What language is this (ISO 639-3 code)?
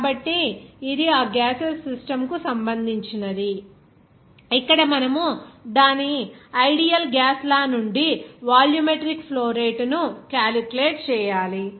tel